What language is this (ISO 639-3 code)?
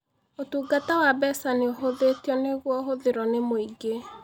kik